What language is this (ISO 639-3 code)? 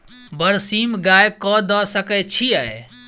mai